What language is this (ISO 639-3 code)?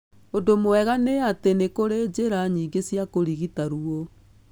kik